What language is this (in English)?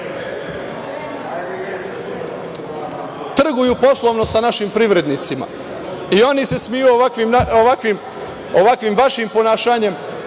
Serbian